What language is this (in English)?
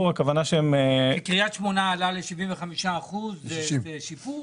Hebrew